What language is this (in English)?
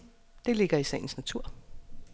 Danish